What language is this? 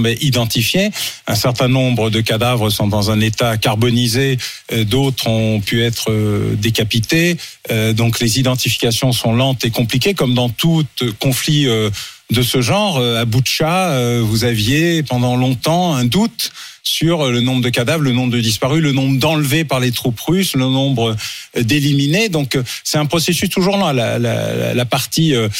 French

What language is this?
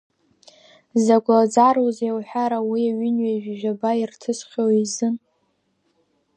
Abkhazian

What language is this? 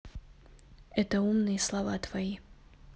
Russian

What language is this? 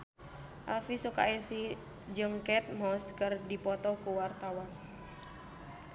Sundanese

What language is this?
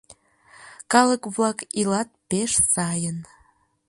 Mari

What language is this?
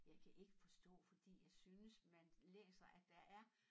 Danish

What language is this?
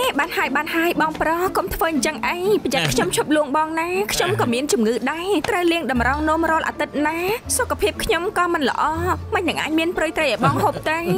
Thai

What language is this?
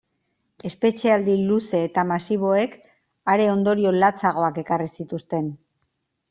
Basque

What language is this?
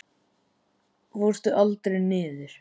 Icelandic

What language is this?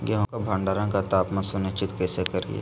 Magahi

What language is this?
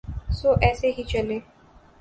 Urdu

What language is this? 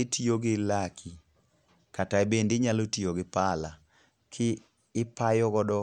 Luo (Kenya and Tanzania)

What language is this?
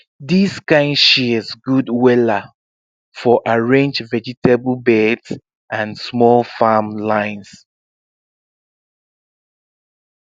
Nigerian Pidgin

